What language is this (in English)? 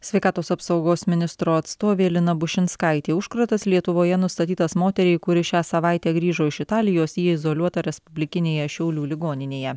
Lithuanian